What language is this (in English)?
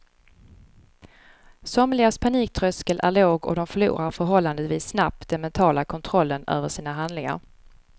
Swedish